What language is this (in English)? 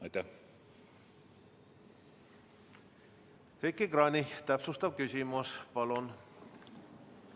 Estonian